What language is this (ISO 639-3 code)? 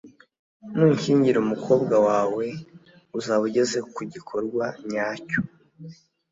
kin